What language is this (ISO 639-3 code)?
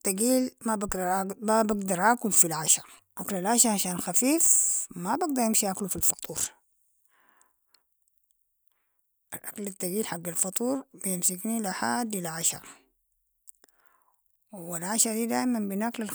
apd